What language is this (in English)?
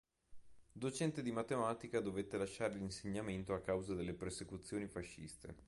Italian